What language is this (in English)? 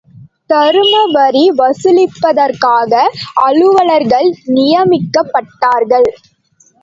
Tamil